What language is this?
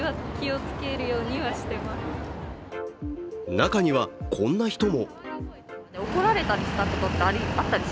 Japanese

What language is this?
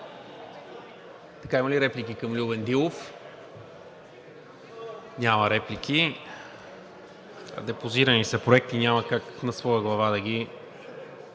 Bulgarian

